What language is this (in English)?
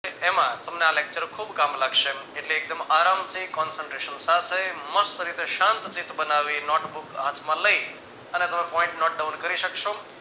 Gujarati